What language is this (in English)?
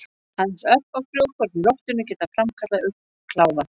Icelandic